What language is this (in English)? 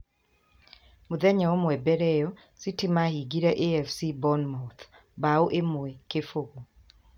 Kikuyu